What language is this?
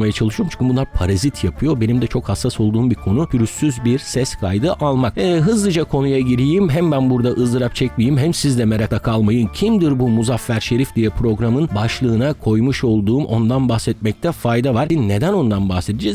Turkish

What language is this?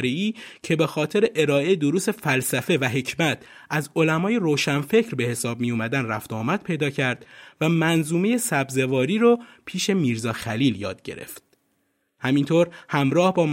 Persian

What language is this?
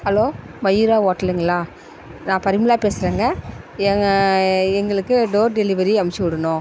Tamil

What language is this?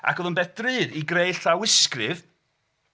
Welsh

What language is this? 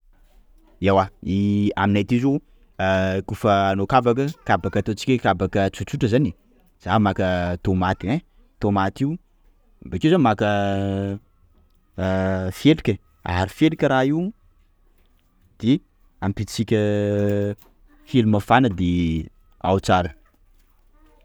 Sakalava Malagasy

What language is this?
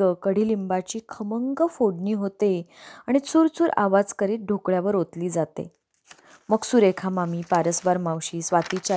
Marathi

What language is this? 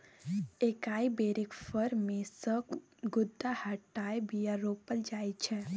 Maithili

